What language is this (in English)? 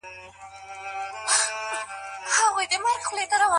Pashto